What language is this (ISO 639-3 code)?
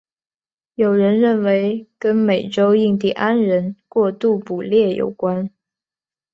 zho